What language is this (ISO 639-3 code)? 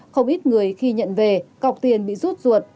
vie